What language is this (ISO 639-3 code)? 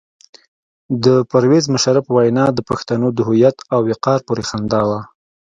pus